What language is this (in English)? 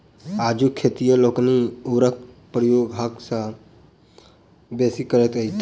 Maithili